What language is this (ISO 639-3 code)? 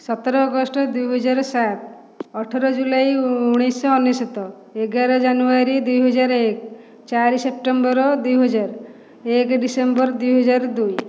ori